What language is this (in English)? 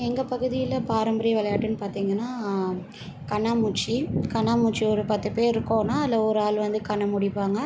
Tamil